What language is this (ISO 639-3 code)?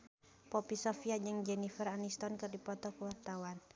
sun